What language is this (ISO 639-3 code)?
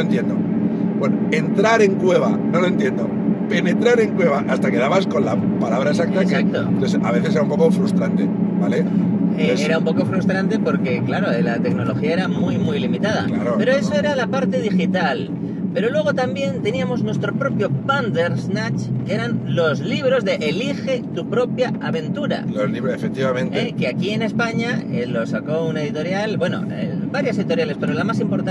spa